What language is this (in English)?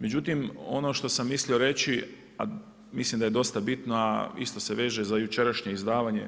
Croatian